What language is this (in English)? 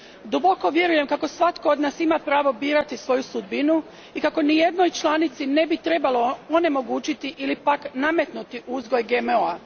Croatian